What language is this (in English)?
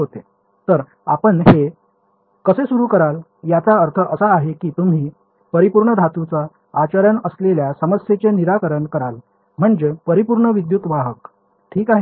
Marathi